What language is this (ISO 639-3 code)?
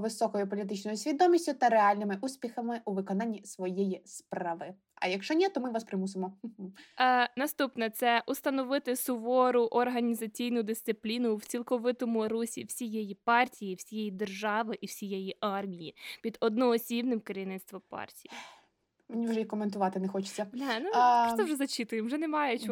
ukr